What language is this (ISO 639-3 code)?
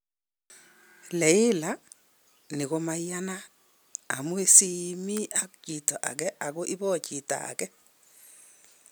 kln